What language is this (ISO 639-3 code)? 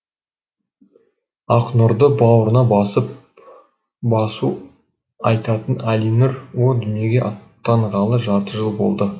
kaz